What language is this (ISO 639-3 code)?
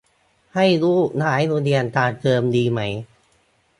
tha